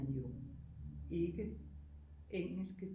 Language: Danish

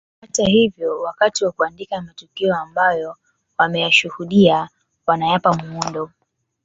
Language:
Swahili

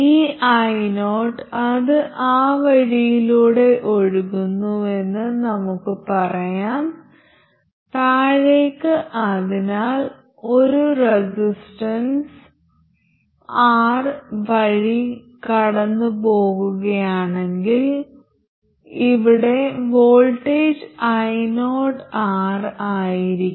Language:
Malayalam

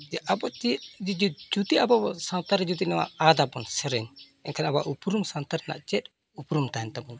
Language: Santali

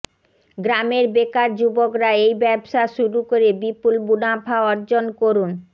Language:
Bangla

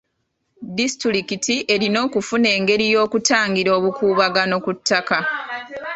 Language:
Ganda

